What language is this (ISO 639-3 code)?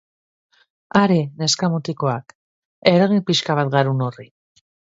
eus